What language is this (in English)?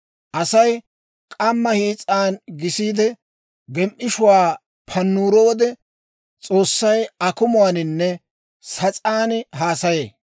Dawro